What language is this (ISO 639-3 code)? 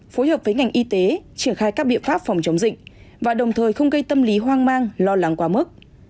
vie